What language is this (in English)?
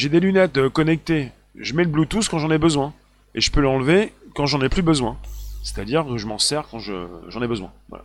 French